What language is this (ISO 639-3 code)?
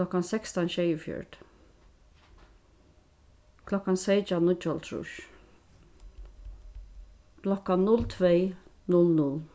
fao